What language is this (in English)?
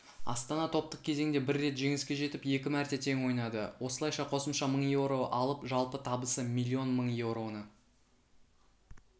Kazakh